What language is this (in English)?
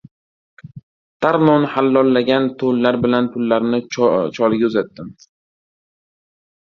Uzbek